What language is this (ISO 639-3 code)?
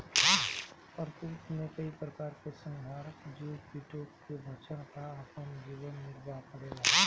bho